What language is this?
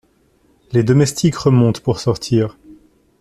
French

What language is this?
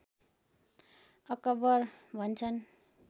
Nepali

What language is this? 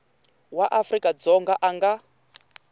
Tsonga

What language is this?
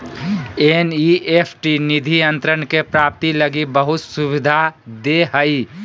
Magahi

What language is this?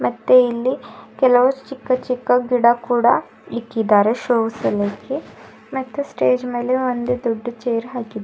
Kannada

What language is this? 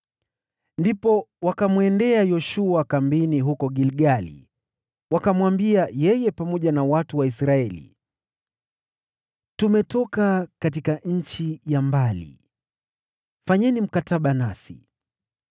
Swahili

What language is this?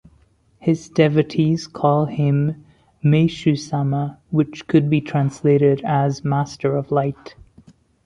English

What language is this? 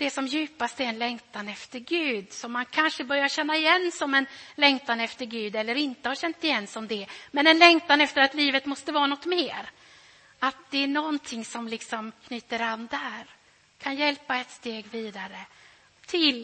Swedish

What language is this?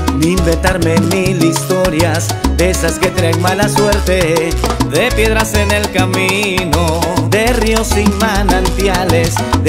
Spanish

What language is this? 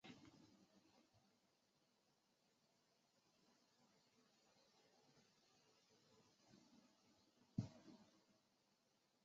Chinese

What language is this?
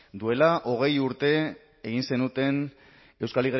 Basque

